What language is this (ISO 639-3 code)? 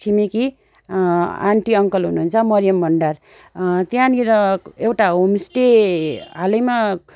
nep